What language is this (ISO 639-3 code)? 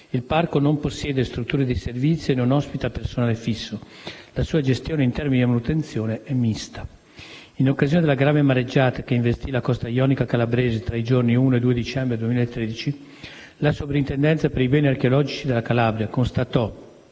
ita